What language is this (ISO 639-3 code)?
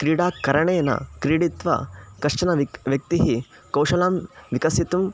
san